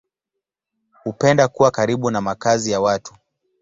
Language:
Swahili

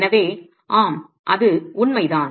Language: Tamil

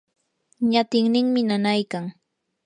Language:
Yanahuanca Pasco Quechua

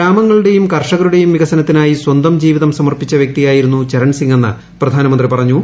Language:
Malayalam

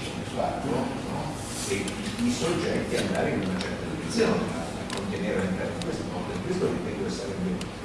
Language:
Italian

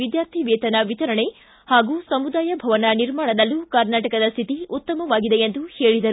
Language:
Kannada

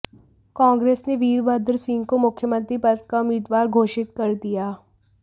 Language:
Hindi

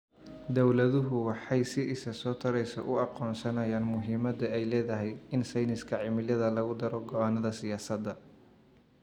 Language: Somali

